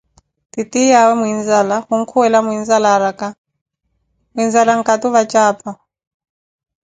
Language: Koti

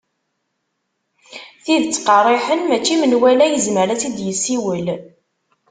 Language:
Kabyle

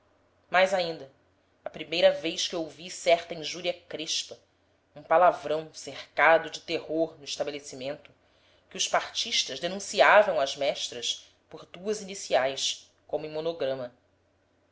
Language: Portuguese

